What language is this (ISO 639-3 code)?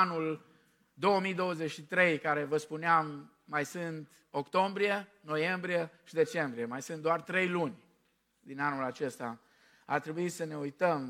ron